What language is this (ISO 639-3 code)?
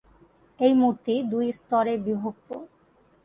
ben